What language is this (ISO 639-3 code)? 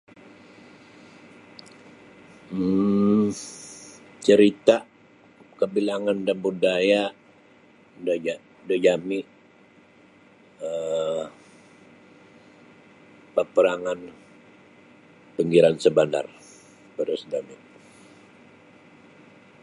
bsy